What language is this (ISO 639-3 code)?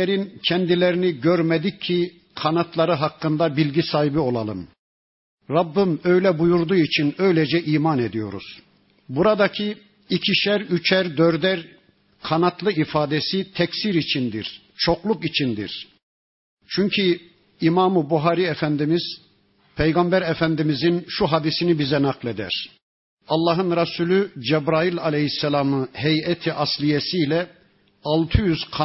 tur